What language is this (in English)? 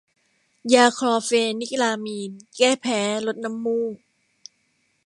Thai